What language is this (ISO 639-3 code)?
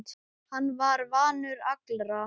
isl